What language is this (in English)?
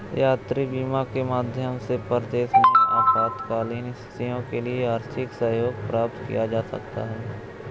Hindi